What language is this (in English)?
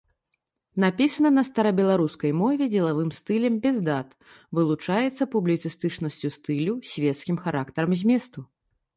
Belarusian